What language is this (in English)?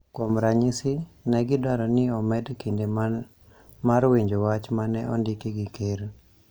Luo (Kenya and Tanzania)